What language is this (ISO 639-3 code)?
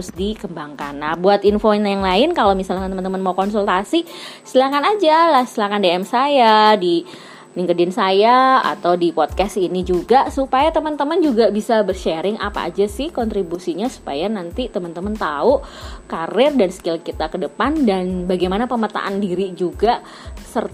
ind